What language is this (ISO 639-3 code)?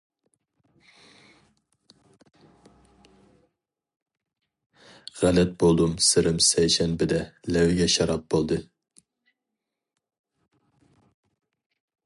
uig